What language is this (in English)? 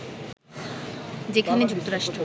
Bangla